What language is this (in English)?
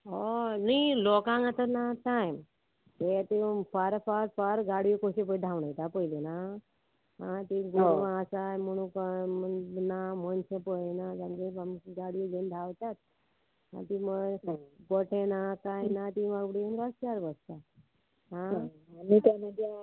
Konkani